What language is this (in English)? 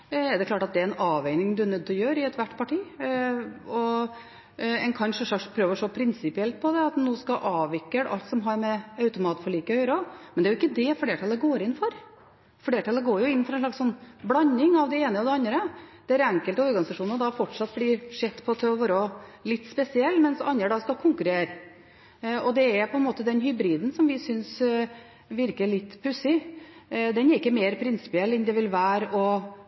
Norwegian Bokmål